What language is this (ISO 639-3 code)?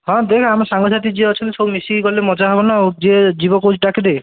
ori